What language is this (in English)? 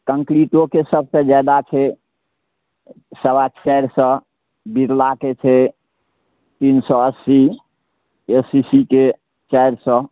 Maithili